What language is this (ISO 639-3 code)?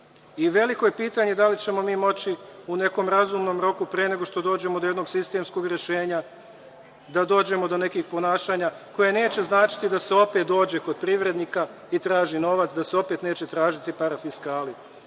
srp